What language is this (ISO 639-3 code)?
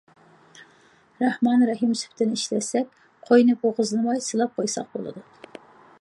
uig